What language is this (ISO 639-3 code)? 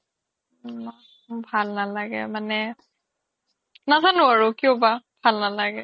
asm